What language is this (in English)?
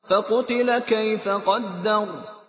Arabic